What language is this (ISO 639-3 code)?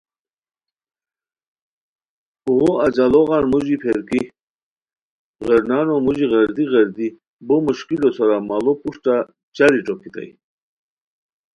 khw